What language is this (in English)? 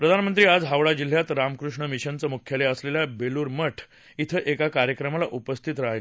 Marathi